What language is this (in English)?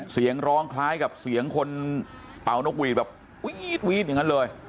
Thai